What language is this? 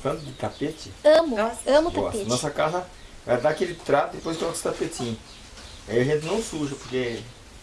Portuguese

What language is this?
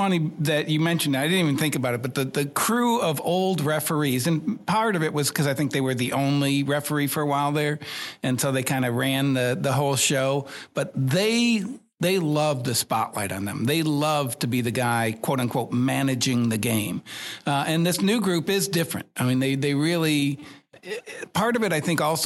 English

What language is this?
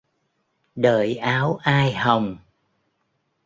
Vietnamese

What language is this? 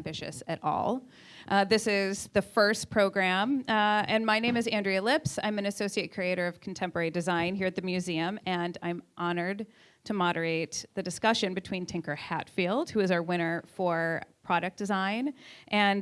English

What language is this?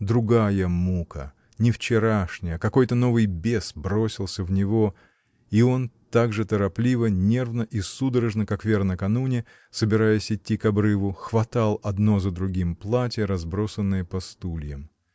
Russian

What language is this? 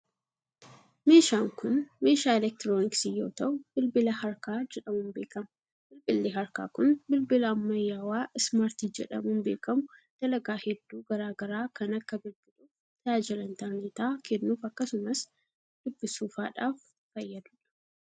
Oromo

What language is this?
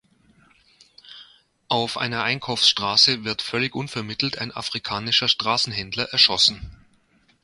German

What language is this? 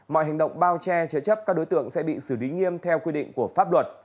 Vietnamese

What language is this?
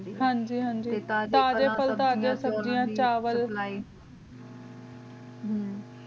Punjabi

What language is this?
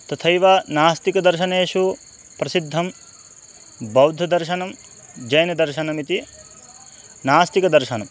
Sanskrit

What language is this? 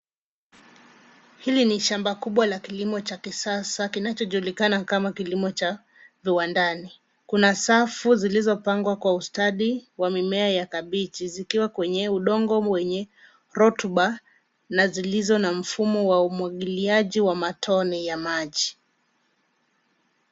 Swahili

